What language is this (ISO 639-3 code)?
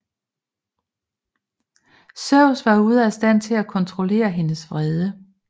dan